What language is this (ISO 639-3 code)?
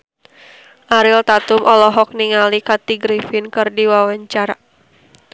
sun